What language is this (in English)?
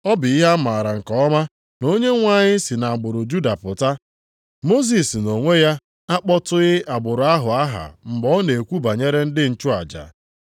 Igbo